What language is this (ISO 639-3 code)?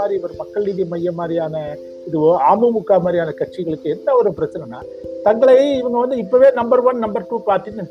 tam